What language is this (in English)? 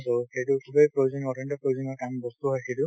Assamese